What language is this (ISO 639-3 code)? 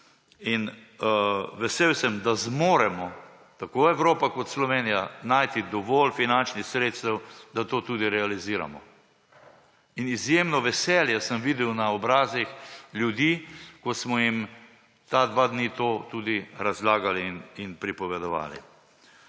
slv